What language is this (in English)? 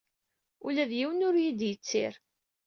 Kabyle